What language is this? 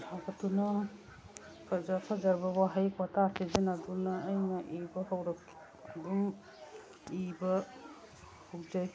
Manipuri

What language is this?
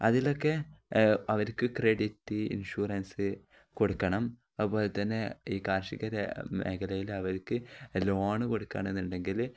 Malayalam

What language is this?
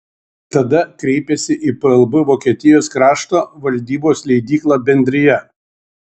Lithuanian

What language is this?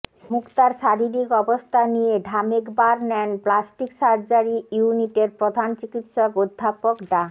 Bangla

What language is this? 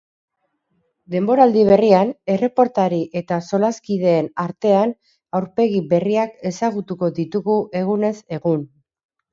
Basque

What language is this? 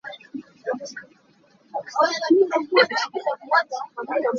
Hakha Chin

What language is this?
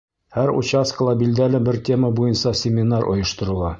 Bashkir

